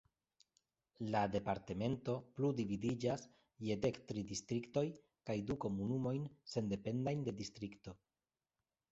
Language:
Esperanto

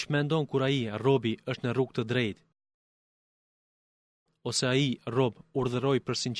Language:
Greek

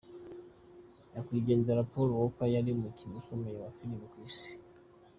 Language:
Kinyarwanda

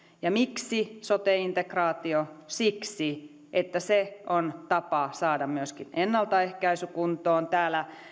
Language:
Finnish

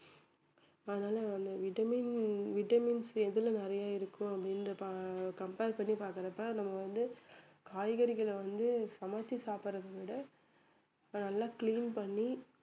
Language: Tamil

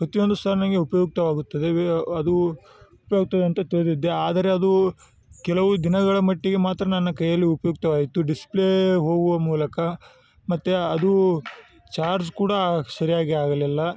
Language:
Kannada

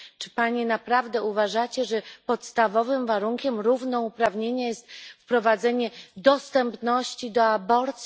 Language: Polish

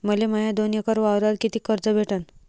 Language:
Marathi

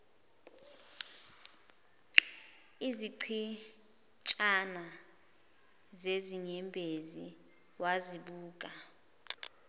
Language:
Zulu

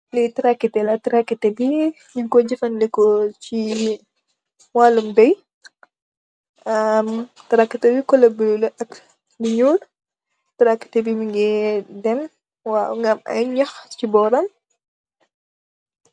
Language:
Wolof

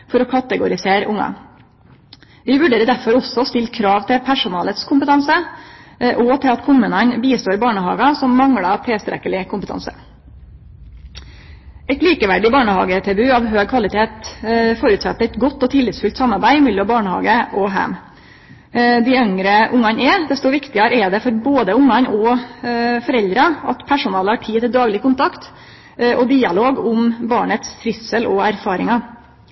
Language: Norwegian Nynorsk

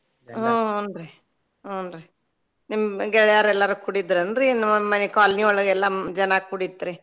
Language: Kannada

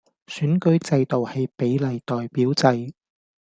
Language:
Cantonese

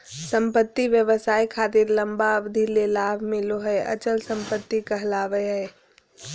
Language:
Magahi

